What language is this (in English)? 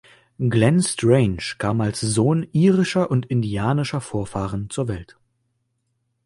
German